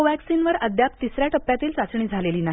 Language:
Marathi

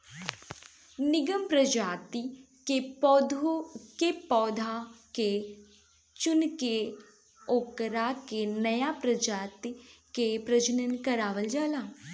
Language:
Bhojpuri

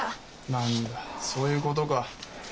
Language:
Japanese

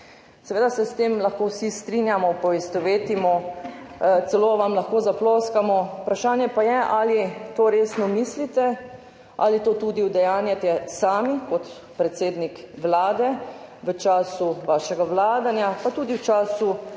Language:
Slovenian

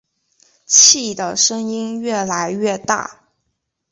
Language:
Chinese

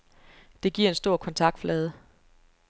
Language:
Danish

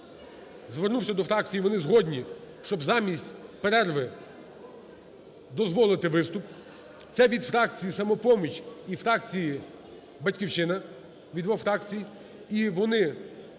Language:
Ukrainian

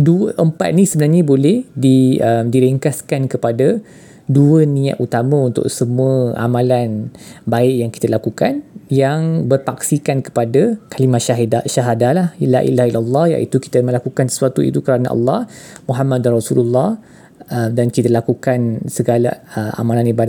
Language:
Malay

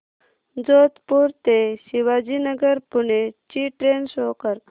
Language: Marathi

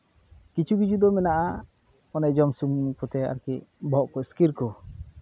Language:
Santali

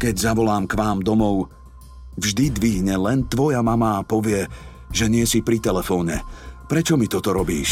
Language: Slovak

